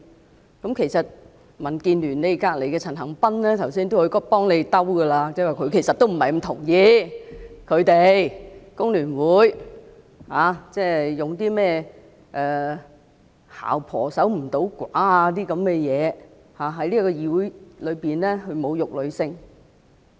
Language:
Cantonese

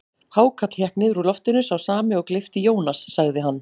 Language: Icelandic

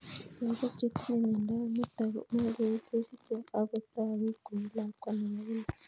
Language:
Kalenjin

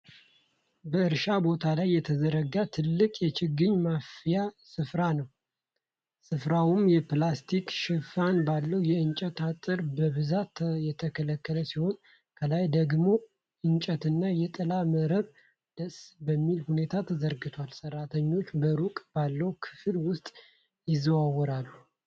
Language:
Amharic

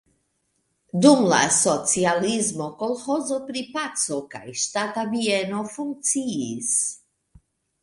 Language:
Esperanto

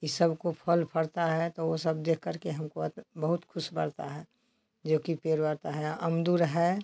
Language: Hindi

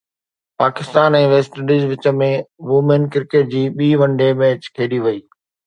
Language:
Sindhi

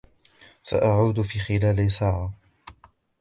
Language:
Arabic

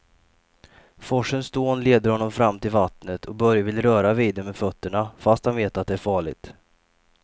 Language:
Swedish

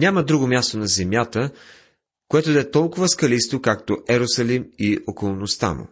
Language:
Bulgarian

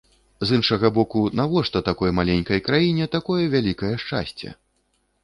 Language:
Belarusian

